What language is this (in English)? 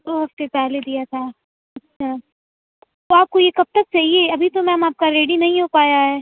Urdu